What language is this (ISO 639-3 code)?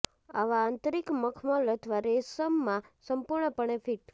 guj